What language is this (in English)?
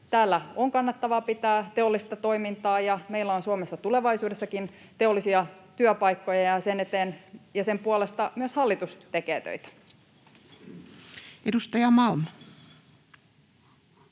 Finnish